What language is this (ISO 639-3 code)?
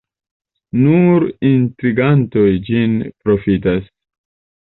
epo